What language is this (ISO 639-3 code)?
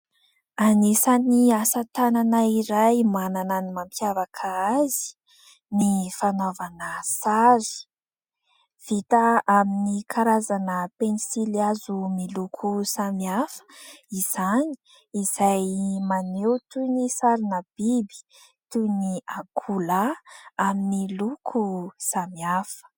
mlg